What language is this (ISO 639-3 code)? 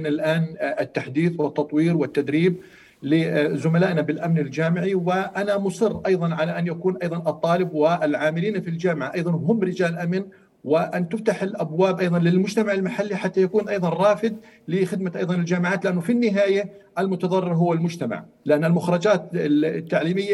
ara